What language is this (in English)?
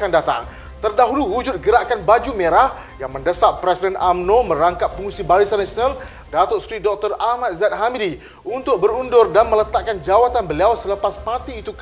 Malay